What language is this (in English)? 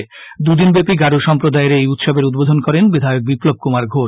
Bangla